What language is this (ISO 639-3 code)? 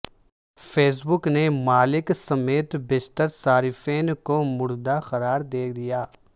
urd